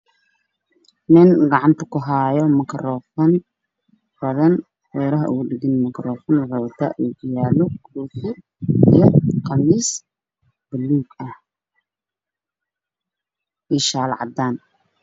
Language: Somali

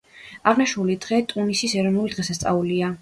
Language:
Georgian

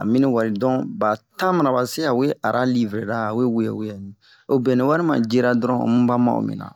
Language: Bomu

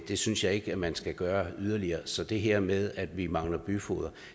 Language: Danish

